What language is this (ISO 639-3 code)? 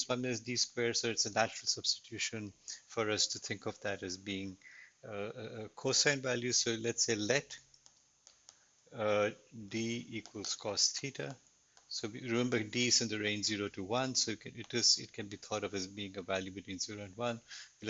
eng